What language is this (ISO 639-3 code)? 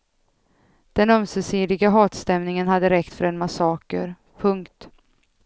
swe